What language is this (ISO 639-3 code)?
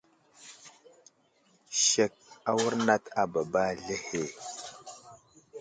udl